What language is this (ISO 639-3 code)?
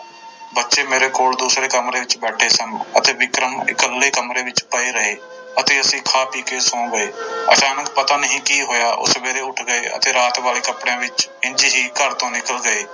pan